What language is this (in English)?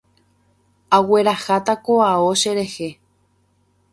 Guarani